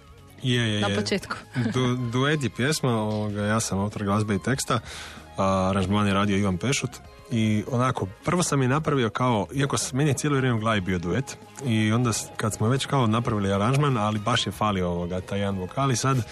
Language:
Croatian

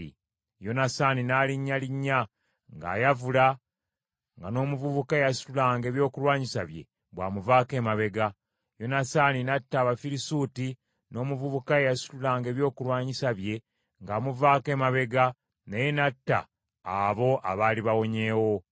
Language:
Ganda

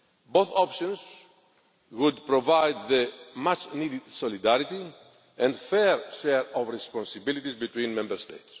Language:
English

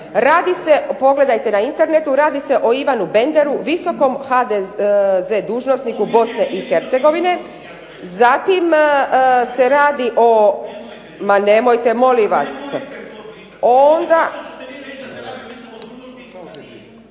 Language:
Croatian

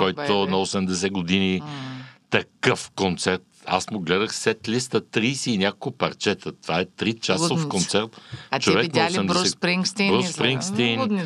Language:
Bulgarian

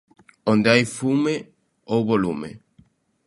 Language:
Galician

